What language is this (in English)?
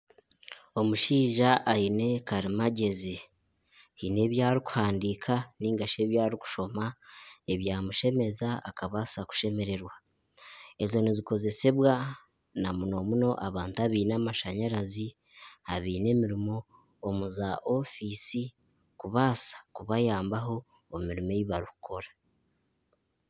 Nyankole